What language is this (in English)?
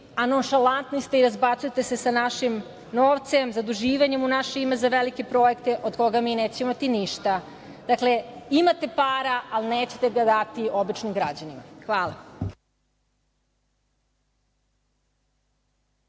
Serbian